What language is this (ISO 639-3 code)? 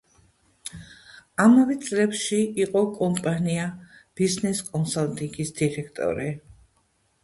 kat